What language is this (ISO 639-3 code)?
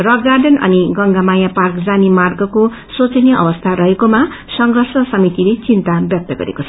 nep